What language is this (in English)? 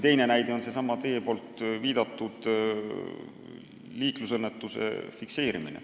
Estonian